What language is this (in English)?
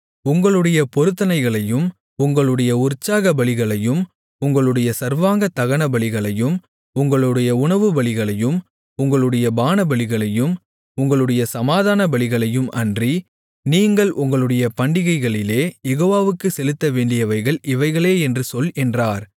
Tamil